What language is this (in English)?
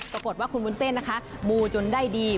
Thai